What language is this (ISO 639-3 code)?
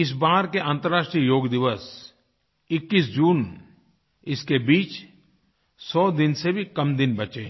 hin